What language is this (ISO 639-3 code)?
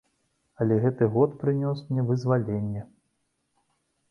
bel